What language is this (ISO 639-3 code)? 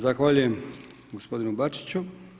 hrv